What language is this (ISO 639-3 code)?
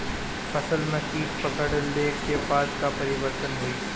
bho